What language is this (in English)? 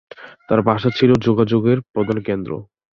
Bangla